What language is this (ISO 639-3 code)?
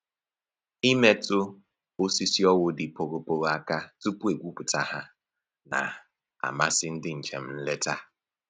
ibo